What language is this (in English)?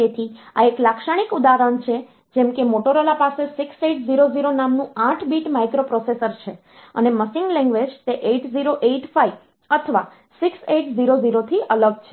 Gujarati